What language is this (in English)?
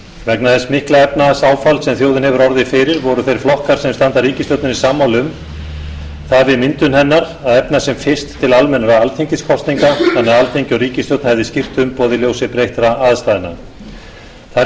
Icelandic